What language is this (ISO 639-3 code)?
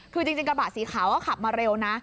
tha